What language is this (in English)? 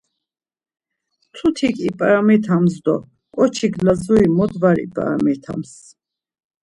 Laz